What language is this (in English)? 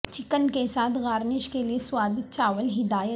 Urdu